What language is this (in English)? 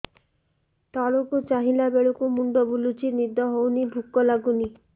Odia